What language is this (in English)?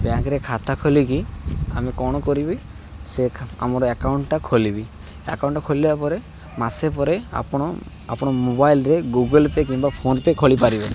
Odia